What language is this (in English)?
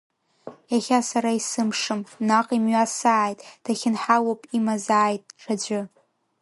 Abkhazian